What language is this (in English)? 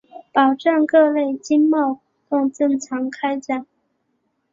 Chinese